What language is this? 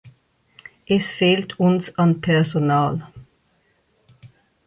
German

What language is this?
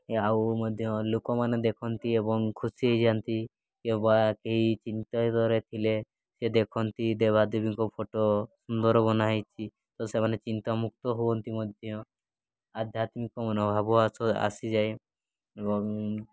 Odia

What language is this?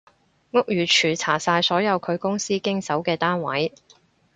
Cantonese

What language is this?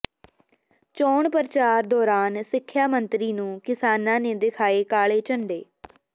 Punjabi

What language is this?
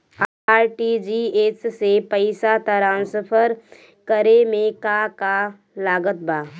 Bhojpuri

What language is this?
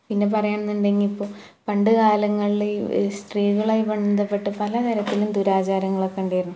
Malayalam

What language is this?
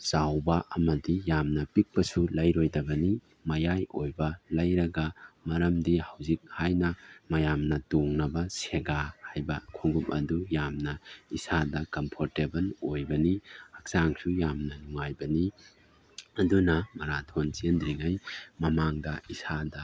Manipuri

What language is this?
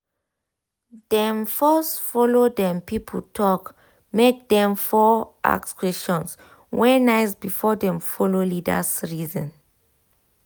Nigerian Pidgin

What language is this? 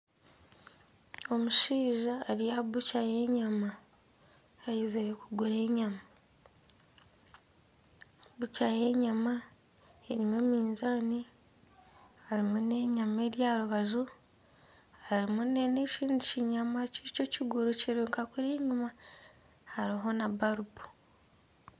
Nyankole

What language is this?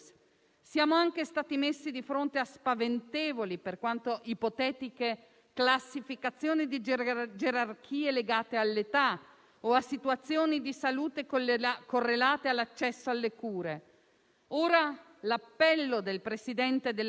Italian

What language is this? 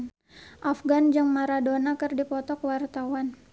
Sundanese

